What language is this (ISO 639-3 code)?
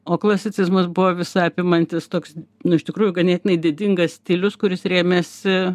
lit